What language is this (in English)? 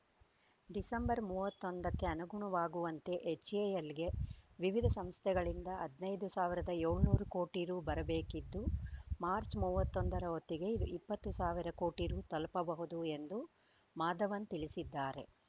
Kannada